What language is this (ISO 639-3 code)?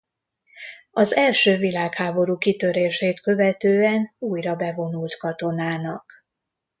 hun